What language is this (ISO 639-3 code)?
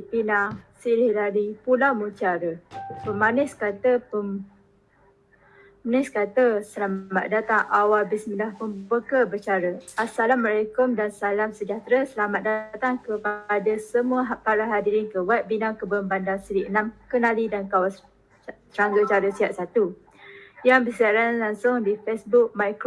msa